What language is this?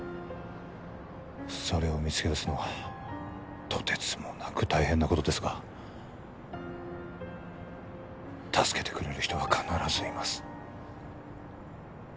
Japanese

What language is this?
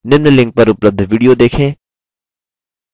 Hindi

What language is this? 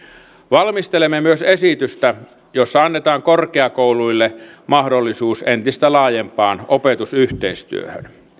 Finnish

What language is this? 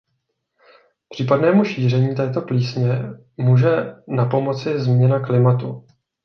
Czech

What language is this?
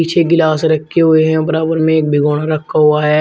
Hindi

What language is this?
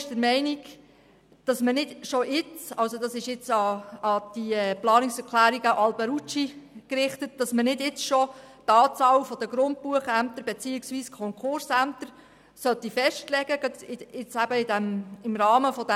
Swiss German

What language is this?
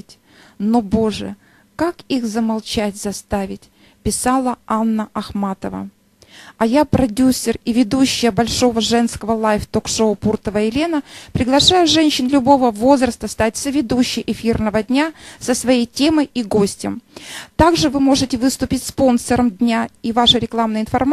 Russian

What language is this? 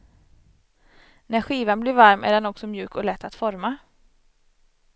Swedish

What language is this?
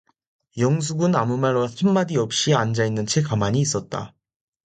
Korean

